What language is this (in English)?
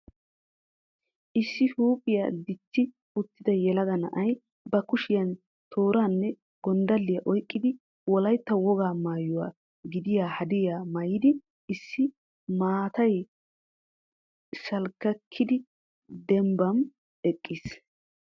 Wolaytta